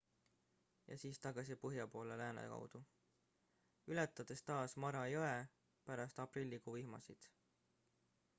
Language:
Estonian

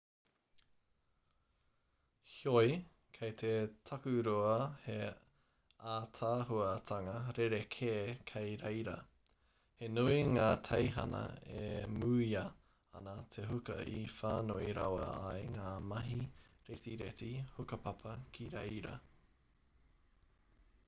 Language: Māori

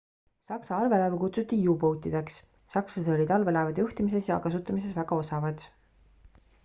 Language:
Estonian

